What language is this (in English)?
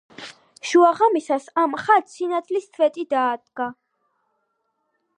Georgian